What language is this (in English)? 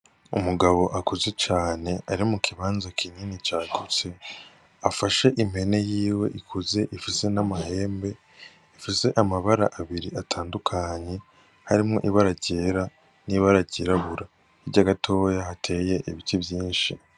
Rundi